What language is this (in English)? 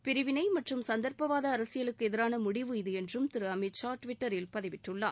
Tamil